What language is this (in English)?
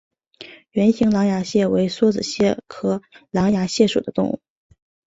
Chinese